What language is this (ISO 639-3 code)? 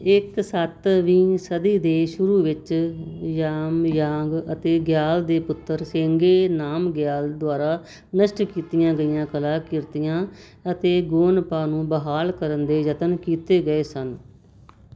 pan